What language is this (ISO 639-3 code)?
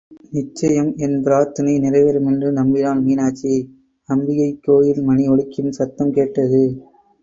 tam